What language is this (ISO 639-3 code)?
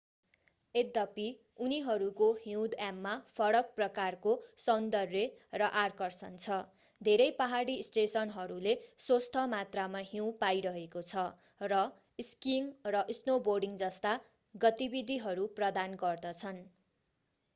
nep